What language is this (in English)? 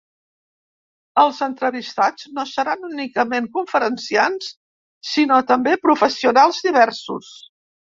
Catalan